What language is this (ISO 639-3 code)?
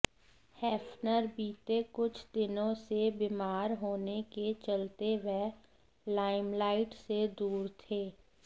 hin